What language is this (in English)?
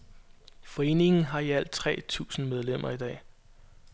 Danish